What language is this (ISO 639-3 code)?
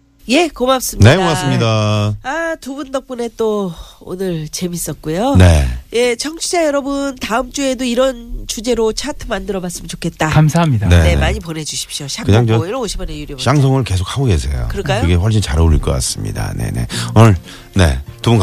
kor